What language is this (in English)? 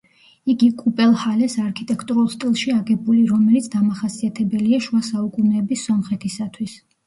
Georgian